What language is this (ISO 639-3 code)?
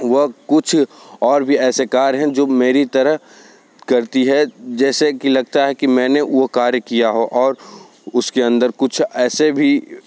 hin